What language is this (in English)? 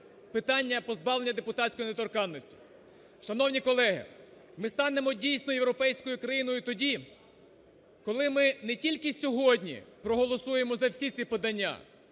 Ukrainian